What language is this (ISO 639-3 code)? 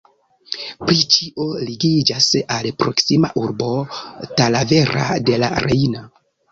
epo